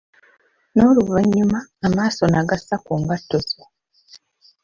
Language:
Ganda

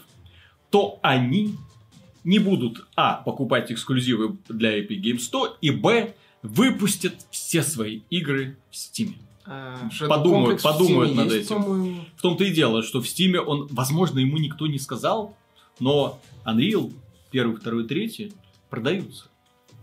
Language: Russian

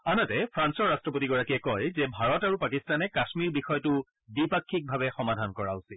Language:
Assamese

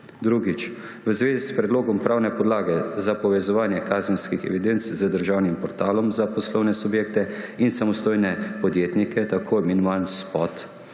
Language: Slovenian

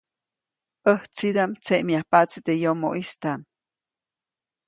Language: Copainalá Zoque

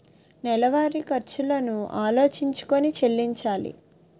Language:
Telugu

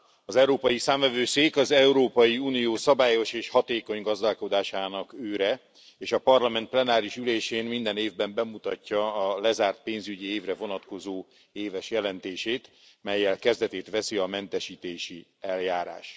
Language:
Hungarian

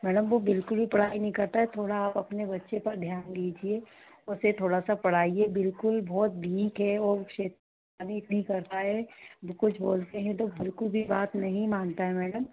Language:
Hindi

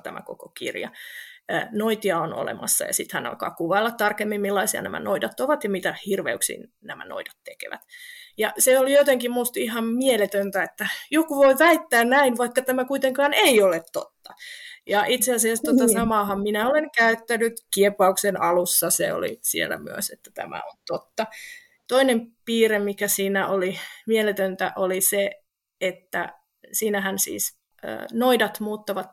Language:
Finnish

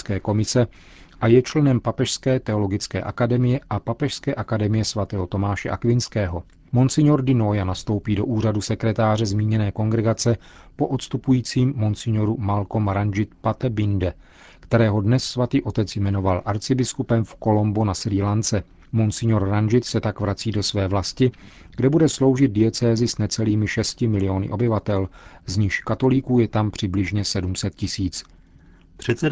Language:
Czech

